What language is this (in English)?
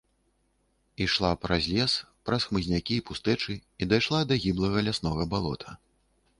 Belarusian